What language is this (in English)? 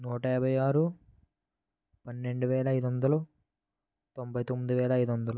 Telugu